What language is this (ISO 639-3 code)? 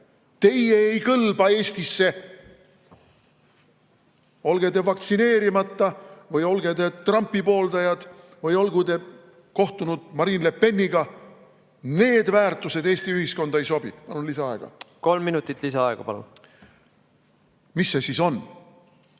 est